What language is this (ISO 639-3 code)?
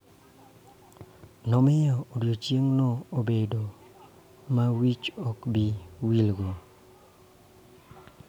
luo